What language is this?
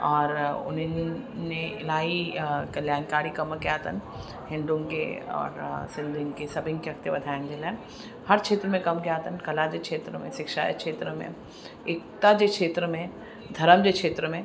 Sindhi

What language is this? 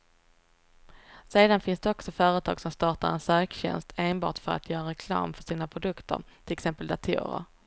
Swedish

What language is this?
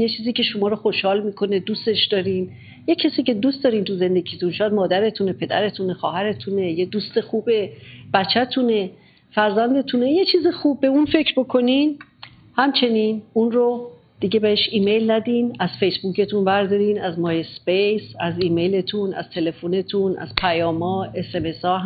Persian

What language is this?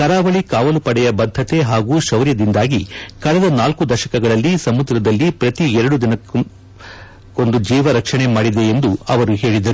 Kannada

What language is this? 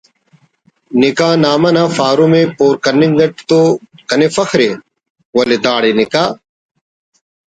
Brahui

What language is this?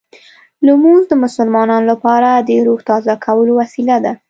Pashto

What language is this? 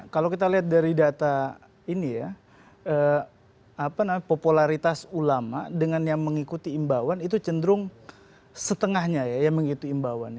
Indonesian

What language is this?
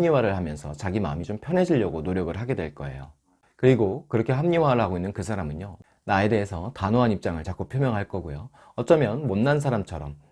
Korean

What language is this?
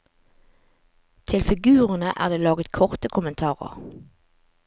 Norwegian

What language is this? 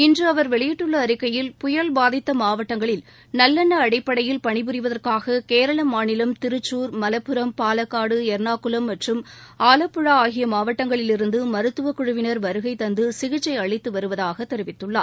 Tamil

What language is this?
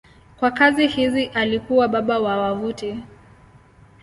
Swahili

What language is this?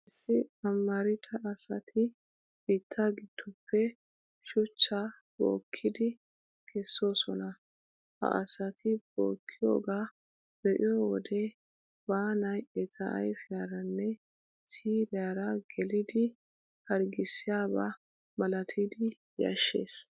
Wolaytta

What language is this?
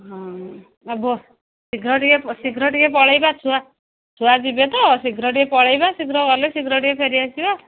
Odia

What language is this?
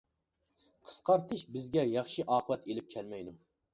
Uyghur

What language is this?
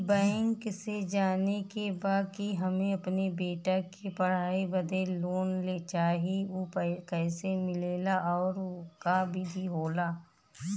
Bhojpuri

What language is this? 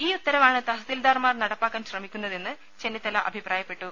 Malayalam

